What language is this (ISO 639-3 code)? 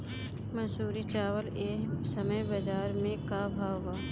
bho